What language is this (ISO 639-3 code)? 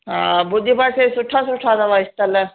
snd